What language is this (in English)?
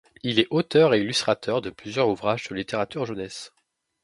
French